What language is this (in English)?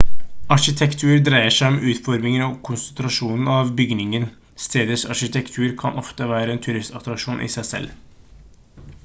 Norwegian Bokmål